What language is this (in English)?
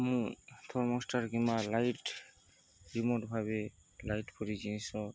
Odia